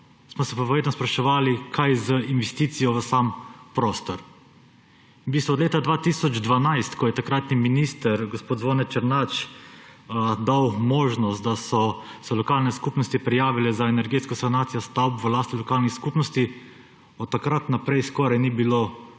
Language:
Slovenian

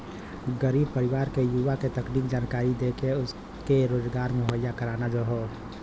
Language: Bhojpuri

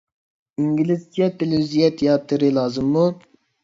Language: Uyghur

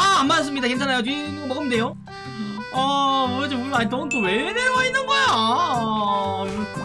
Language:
Korean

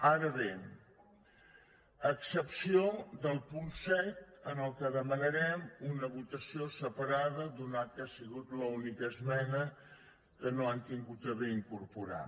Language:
Catalan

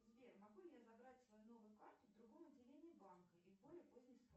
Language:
Russian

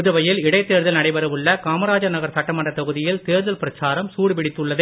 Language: Tamil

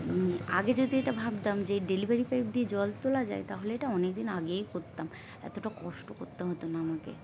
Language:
Bangla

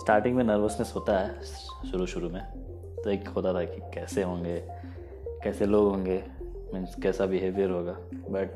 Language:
Hindi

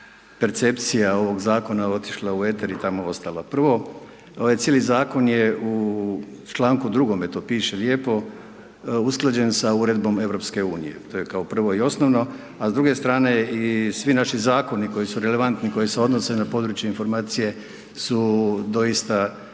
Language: Croatian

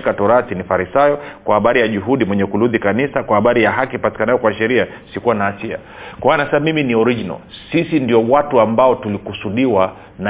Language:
Swahili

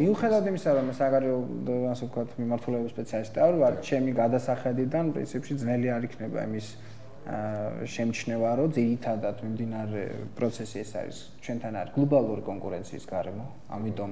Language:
Romanian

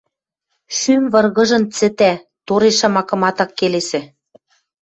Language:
Western Mari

